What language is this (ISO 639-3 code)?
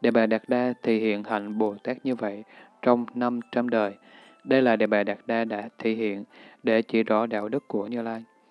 vie